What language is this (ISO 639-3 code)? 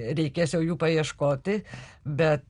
lit